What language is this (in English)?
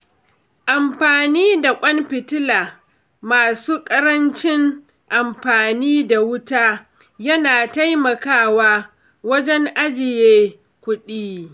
Hausa